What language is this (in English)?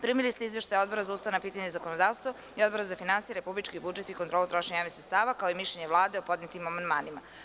Serbian